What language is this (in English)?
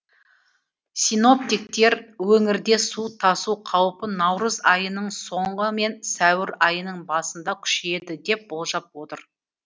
Kazakh